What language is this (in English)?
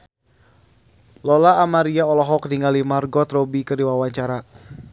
Sundanese